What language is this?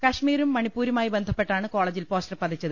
Malayalam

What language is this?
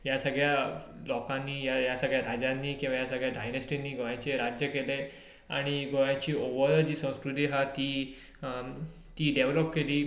Konkani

